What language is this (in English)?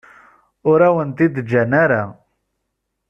Kabyle